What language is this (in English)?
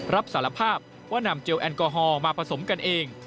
Thai